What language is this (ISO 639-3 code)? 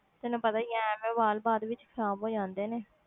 pan